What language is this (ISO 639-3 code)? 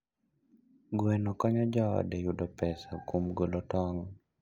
luo